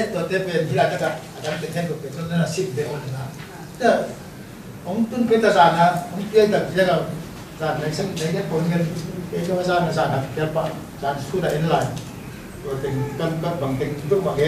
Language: Thai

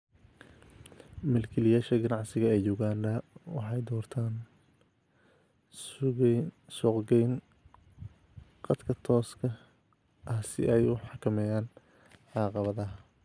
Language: Somali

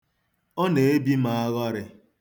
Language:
Igbo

